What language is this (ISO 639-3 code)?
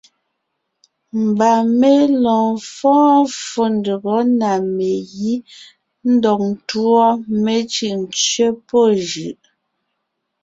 nnh